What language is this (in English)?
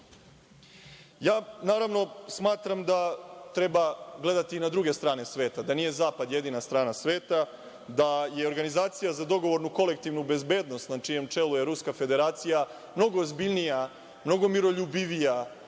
Serbian